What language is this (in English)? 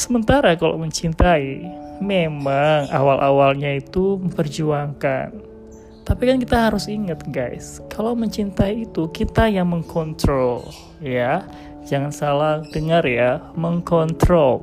Indonesian